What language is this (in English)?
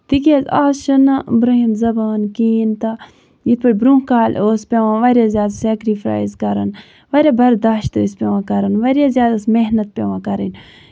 Kashmiri